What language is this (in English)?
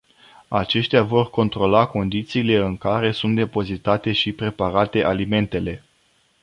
Romanian